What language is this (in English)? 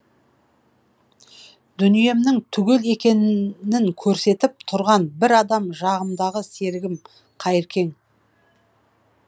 Kazakh